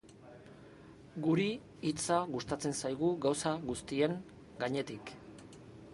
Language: Basque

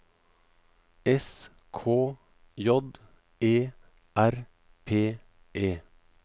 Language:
Norwegian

